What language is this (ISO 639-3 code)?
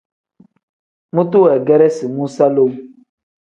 kdh